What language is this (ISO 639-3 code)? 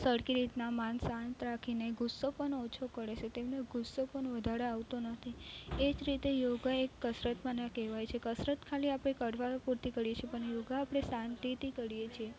guj